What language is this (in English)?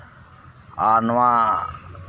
Santali